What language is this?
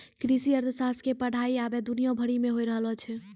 Maithili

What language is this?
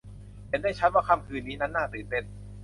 Thai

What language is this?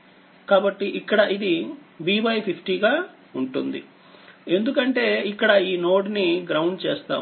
Telugu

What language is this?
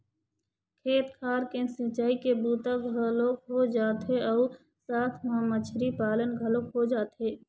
Chhattisgarhi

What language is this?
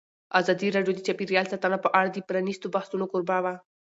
Pashto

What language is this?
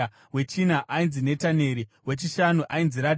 Shona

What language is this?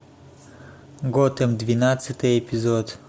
Russian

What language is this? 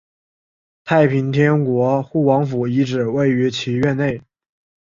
Chinese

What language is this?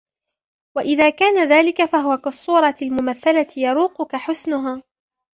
Arabic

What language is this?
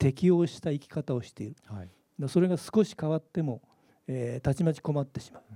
Japanese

